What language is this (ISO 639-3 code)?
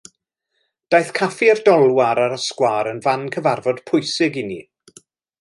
cym